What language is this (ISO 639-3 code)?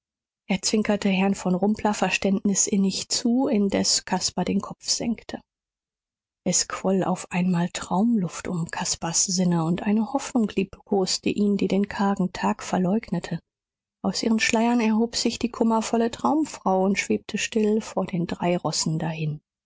deu